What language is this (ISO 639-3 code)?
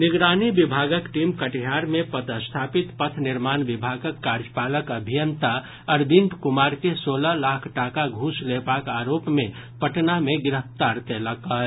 mai